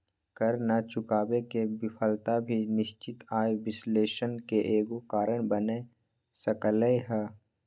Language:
Magahi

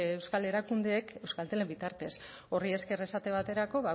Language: Basque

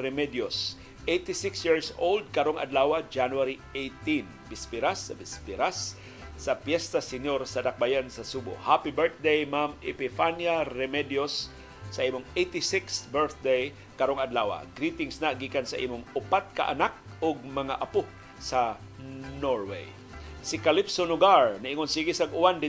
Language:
Filipino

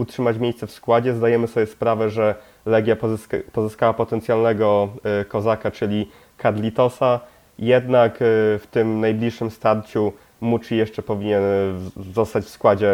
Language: Polish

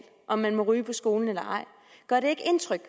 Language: Danish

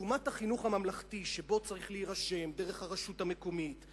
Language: Hebrew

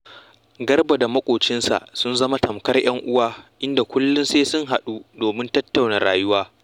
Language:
Hausa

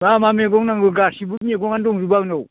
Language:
Bodo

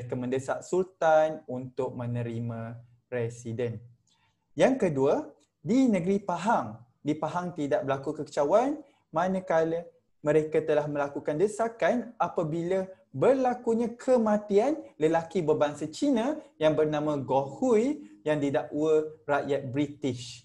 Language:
Malay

